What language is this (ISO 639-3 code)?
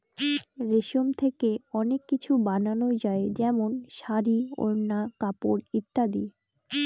ben